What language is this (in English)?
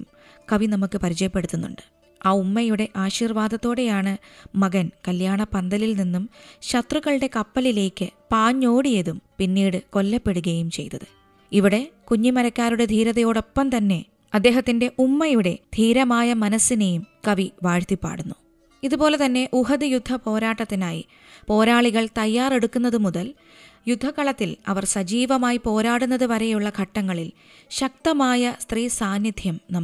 Malayalam